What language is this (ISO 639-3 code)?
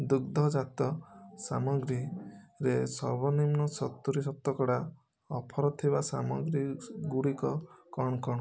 ori